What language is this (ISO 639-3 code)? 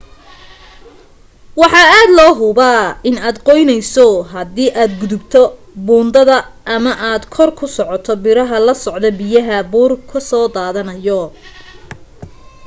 som